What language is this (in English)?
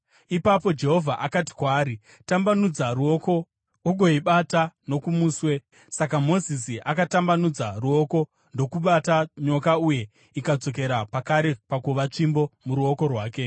Shona